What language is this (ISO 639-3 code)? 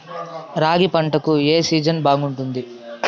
tel